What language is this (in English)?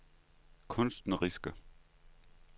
Danish